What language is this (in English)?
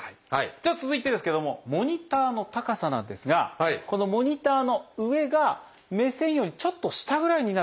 Japanese